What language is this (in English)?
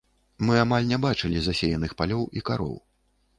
Belarusian